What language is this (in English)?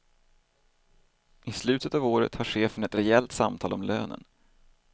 Swedish